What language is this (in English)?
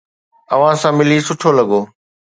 Sindhi